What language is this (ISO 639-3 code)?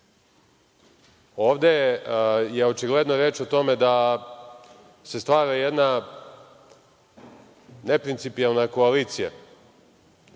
srp